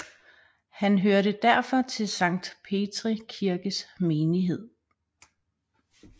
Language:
Danish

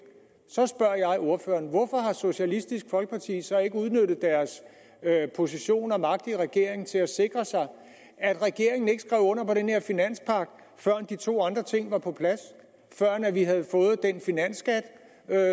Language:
Danish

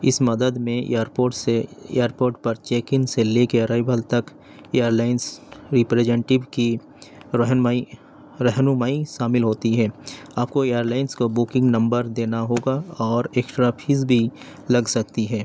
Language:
Urdu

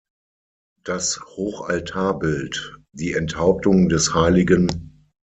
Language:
German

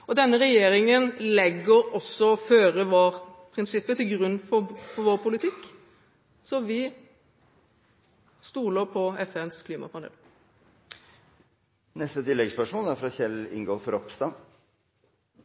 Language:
Norwegian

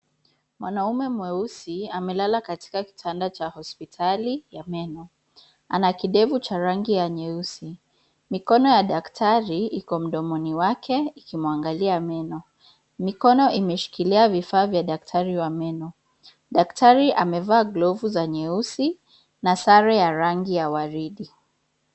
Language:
Swahili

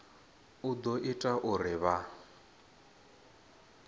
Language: Venda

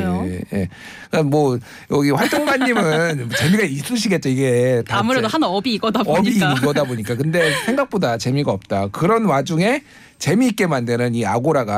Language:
Korean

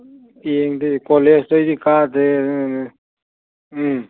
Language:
Manipuri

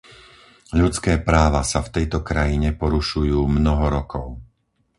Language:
Slovak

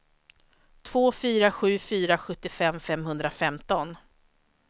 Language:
Swedish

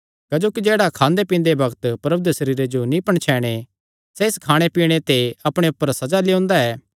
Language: Kangri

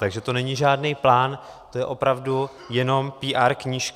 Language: Czech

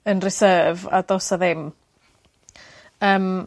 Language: Welsh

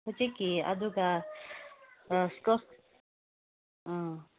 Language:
Manipuri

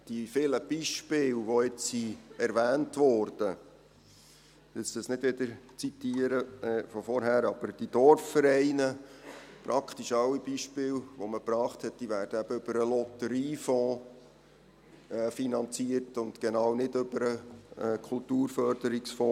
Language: Swiss German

